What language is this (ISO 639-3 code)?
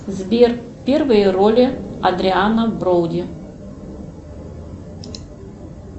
rus